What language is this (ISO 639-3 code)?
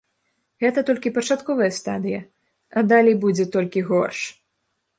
bel